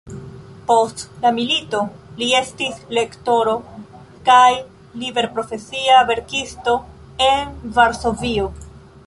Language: Esperanto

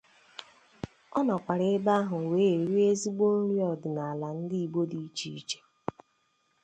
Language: Igbo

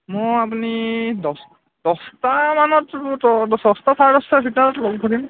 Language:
Assamese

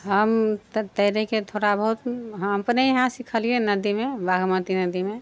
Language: Maithili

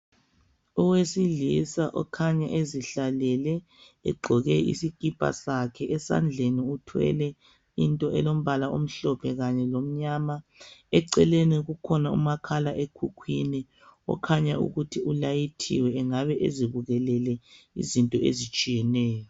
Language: North Ndebele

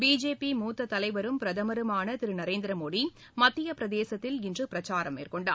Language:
Tamil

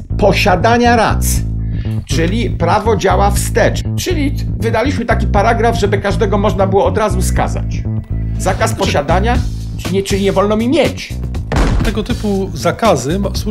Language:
Polish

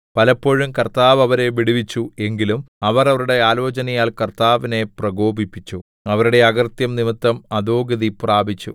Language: Malayalam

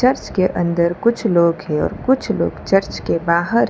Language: Hindi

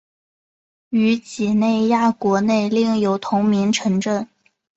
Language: Chinese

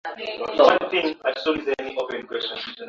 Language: Swahili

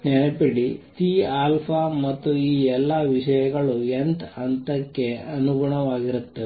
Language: Kannada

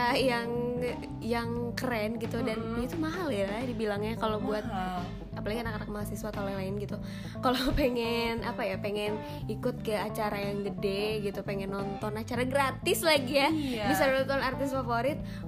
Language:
Indonesian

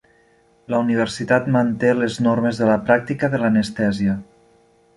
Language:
Catalan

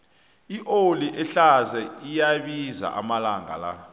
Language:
South Ndebele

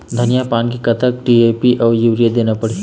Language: Chhattisgarhi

